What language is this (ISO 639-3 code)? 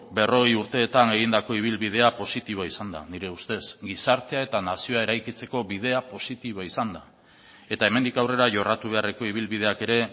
eus